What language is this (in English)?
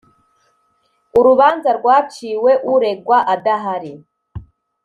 Kinyarwanda